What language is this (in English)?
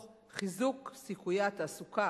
Hebrew